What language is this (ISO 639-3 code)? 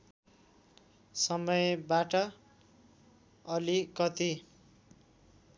nep